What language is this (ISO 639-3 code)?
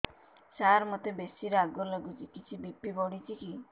ori